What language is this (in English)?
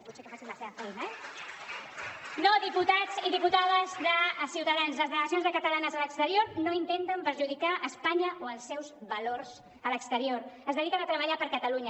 Catalan